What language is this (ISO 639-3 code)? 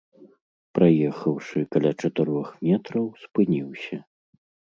bel